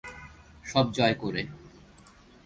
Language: Bangla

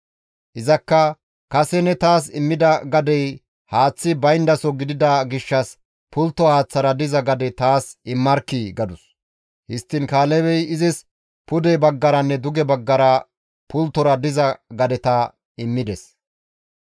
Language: Gamo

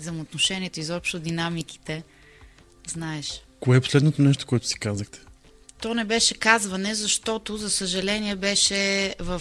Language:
Bulgarian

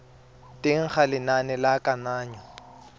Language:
Tswana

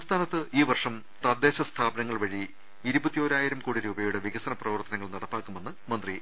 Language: Malayalam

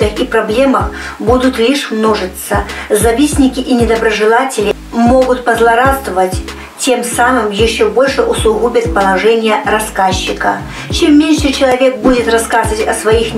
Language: Russian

